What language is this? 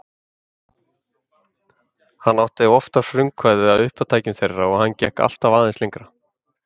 Icelandic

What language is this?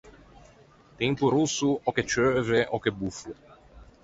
Ligurian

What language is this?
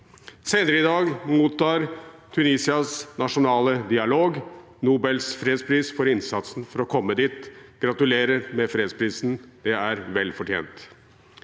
Norwegian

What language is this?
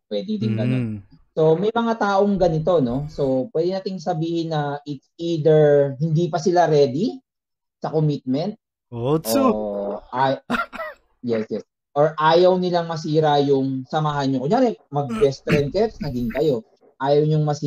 Filipino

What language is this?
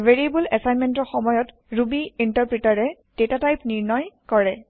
Assamese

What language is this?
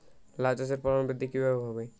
Bangla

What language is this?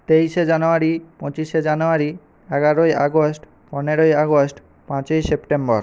Bangla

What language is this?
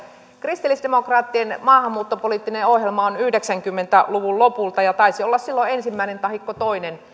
Finnish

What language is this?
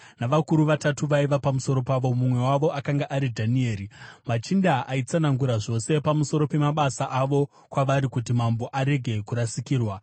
Shona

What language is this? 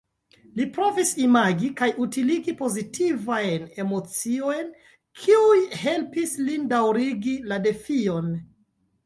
Esperanto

